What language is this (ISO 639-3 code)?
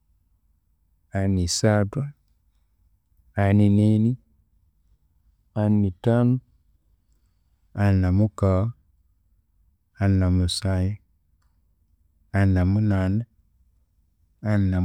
koo